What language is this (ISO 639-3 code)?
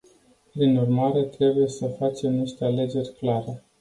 ron